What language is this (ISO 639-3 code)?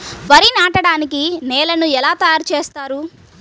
tel